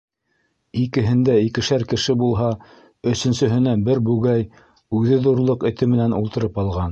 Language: Bashkir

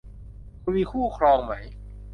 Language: Thai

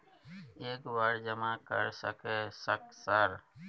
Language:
Maithili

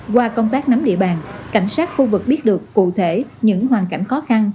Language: Vietnamese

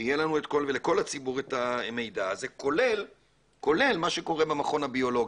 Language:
Hebrew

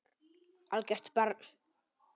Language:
Icelandic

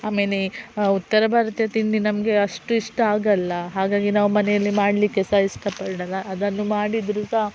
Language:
Kannada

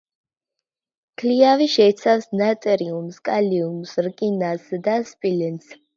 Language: Georgian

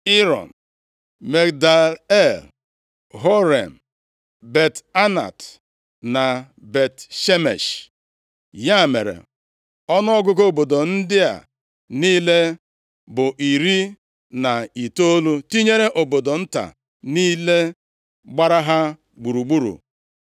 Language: Igbo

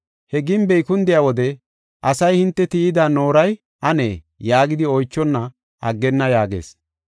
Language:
Gofa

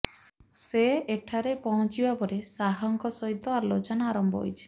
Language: Odia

